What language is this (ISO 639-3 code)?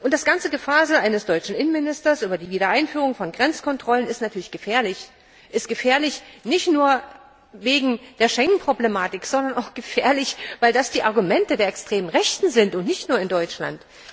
deu